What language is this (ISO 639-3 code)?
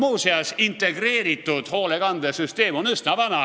est